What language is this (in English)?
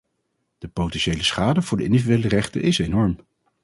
Dutch